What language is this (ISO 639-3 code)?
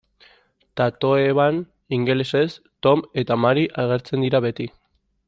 eus